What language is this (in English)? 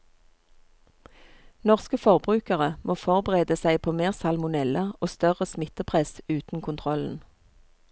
Norwegian